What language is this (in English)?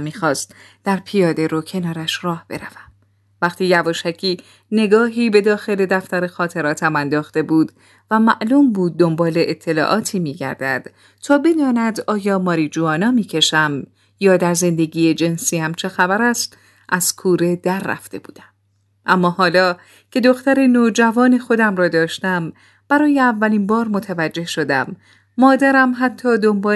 Persian